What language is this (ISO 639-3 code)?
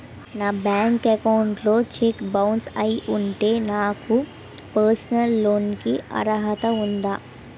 tel